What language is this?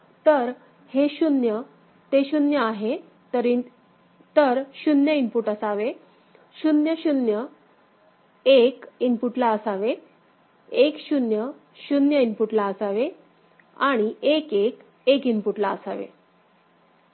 Marathi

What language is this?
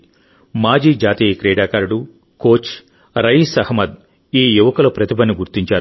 Telugu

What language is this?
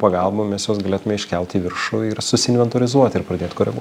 Lithuanian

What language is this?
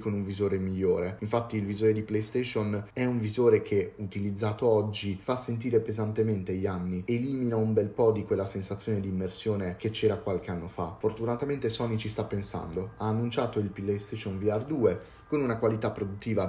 Italian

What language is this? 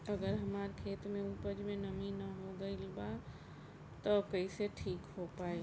Bhojpuri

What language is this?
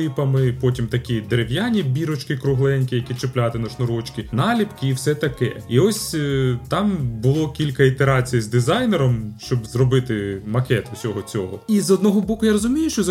Ukrainian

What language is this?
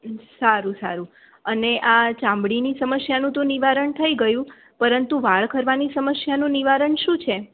Gujarati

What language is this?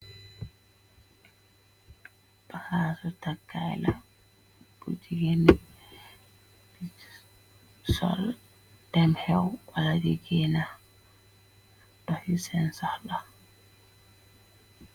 Wolof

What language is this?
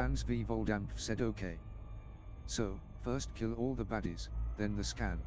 English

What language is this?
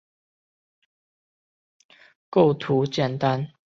Chinese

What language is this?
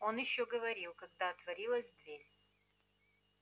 Russian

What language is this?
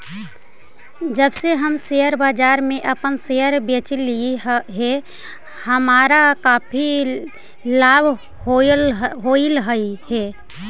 Magahi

